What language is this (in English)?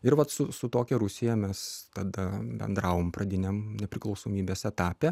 Lithuanian